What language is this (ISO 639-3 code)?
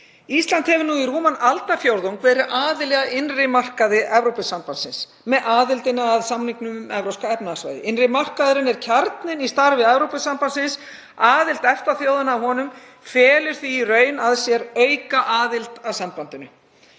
isl